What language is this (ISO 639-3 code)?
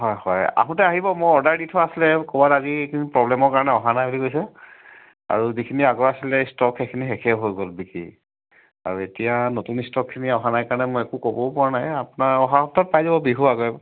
asm